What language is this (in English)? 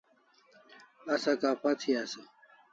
Kalasha